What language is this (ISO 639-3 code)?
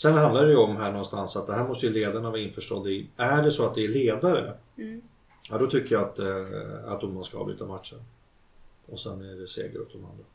swe